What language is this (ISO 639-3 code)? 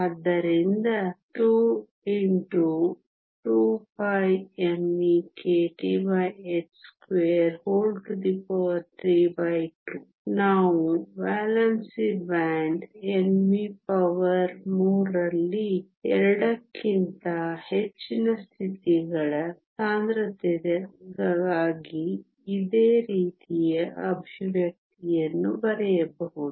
kan